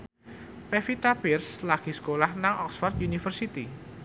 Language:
Javanese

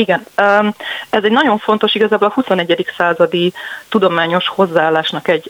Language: Hungarian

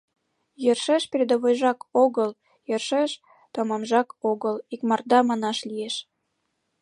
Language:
Mari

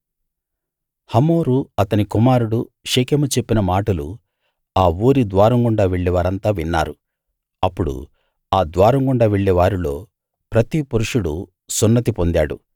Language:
Telugu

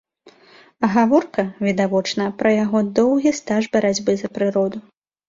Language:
Belarusian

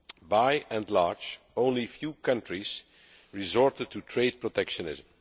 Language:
English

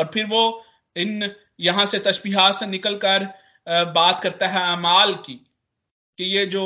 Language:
Hindi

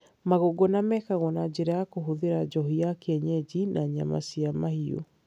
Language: Kikuyu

